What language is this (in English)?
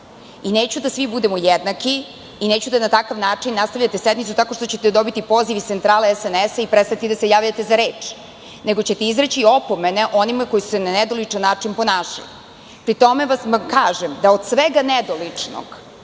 Serbian